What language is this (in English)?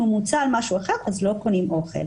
Hebrew